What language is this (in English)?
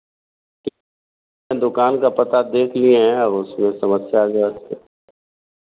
Hindi